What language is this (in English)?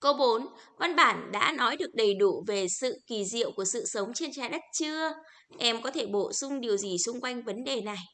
Vietnamese